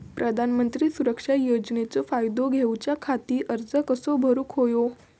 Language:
Marathi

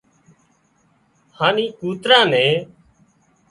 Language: Wadiyara Koli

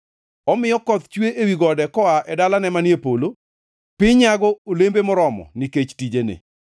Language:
Luo (Kenya and Tanzania)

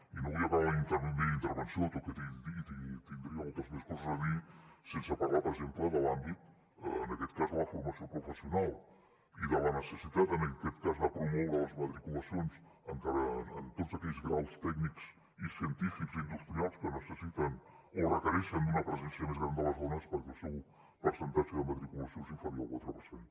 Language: Catalan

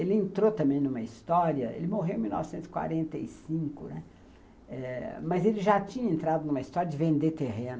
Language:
Portuguese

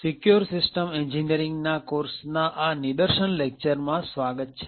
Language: Gujarati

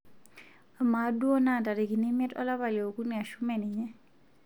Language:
Masai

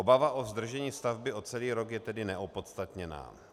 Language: Czech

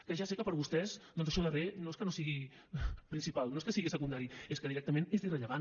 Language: Catalan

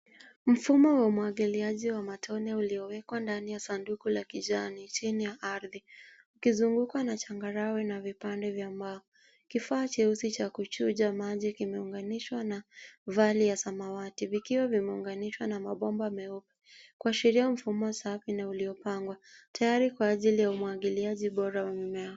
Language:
Swahili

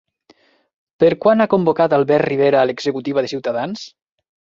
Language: Catalan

